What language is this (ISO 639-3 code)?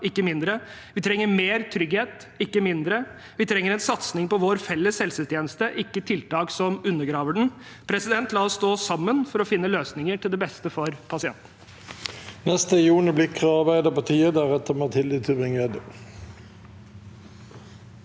nor